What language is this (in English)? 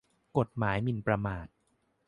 Thai